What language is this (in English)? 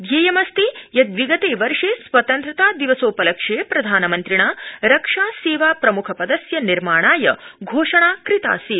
Sanskrit